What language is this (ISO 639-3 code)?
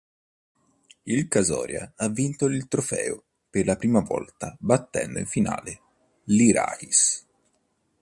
ita